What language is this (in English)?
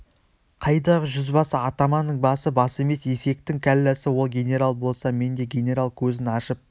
Kazakh